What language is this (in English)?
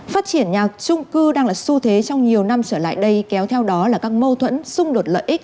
Vietnamese